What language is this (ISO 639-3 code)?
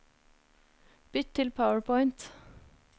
nor